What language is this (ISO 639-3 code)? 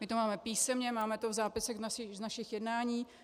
ces